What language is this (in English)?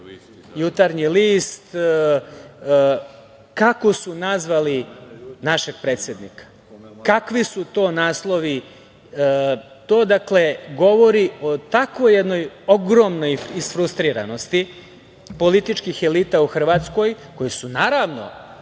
Serbian